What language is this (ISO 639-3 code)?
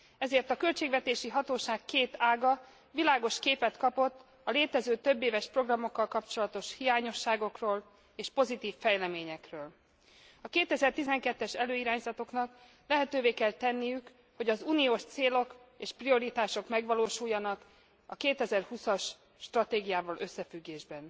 hun